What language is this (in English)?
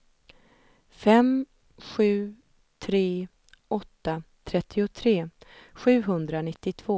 Swedish